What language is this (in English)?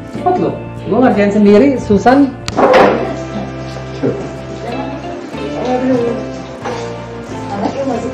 Indonesian